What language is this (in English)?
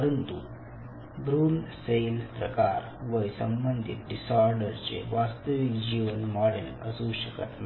Marathi